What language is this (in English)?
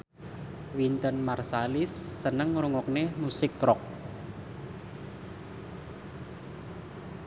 Javanese